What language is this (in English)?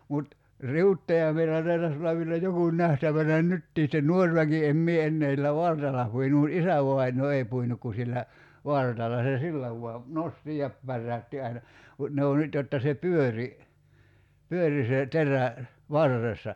Finnish